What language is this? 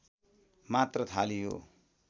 Nepali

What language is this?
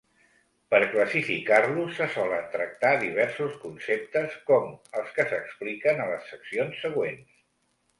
Catalan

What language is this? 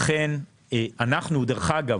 Hebrew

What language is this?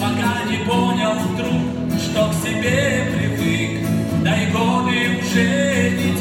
Russian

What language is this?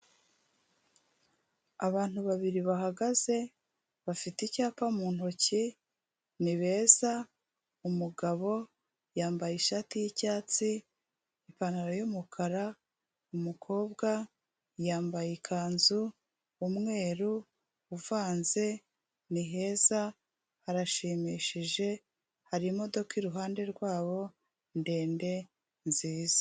Kinyarwanda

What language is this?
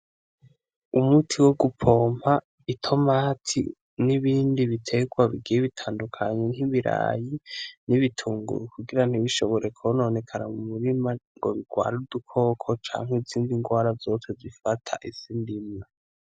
Rundi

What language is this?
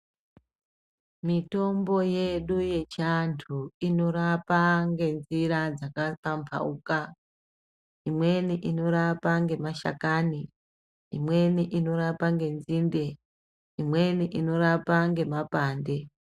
Ndau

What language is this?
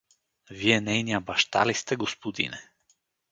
Bulgarian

